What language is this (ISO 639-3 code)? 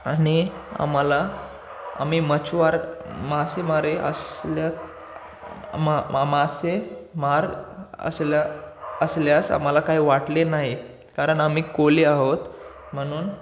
mar